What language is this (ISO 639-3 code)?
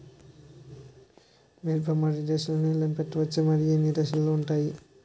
tel